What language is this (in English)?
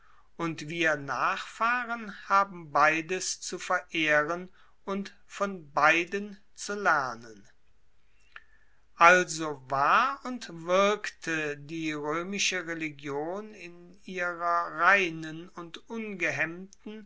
German